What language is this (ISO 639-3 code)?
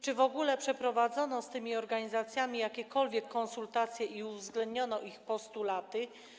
pol